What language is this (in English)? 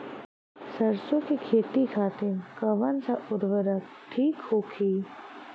Bhojpuri